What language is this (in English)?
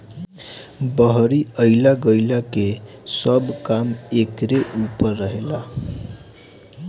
Bhojpuri